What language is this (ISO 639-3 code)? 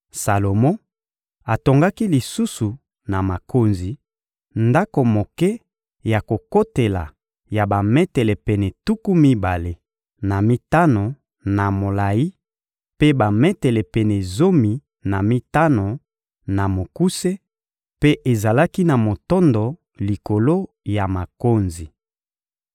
lin